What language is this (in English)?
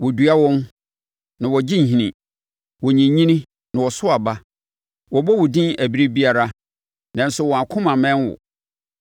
Akan